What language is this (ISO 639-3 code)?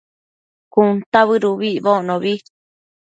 mcf